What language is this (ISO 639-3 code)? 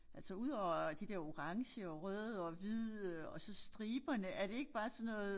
dan